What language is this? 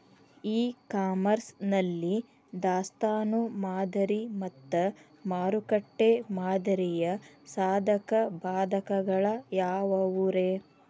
Kannada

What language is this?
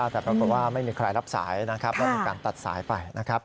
Thai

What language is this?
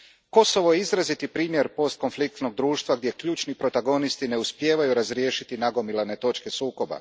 Croatian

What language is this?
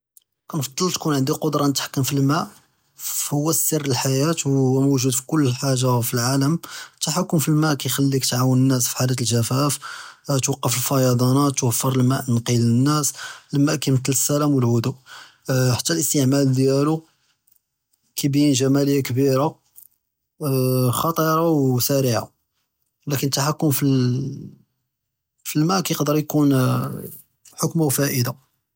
Judeo-Arabic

